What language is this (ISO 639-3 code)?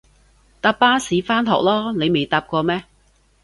yue